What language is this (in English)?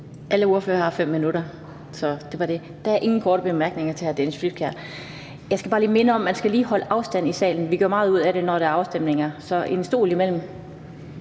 Danish